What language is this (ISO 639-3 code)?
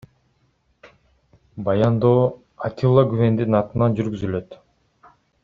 kir